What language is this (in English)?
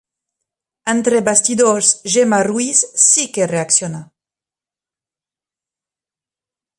Catalan